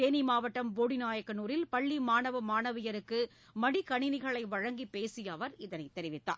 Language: Tamil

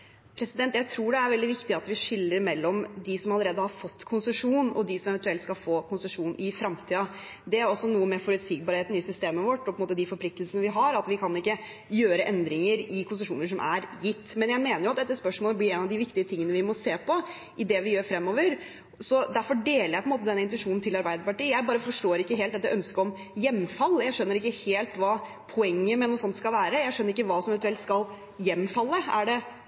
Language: Norwegian Bokmål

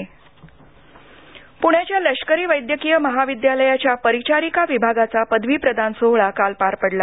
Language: Marathi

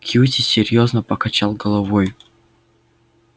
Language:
Russian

